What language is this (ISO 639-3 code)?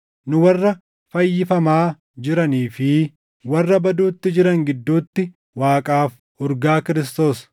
orm